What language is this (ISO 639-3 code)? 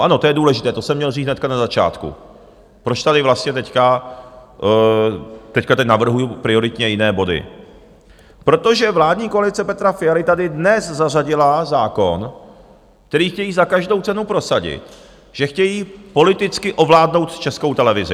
ces